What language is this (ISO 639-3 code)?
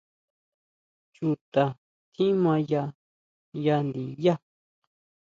mau